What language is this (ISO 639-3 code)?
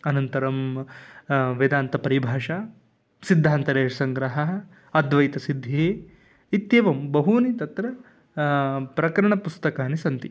san